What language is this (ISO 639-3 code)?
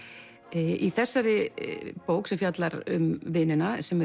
isl